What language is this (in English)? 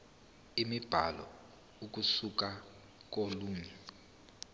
Zulu